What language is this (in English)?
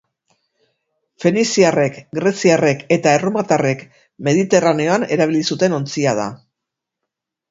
Basque